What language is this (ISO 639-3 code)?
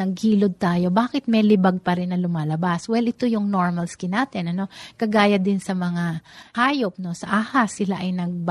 fil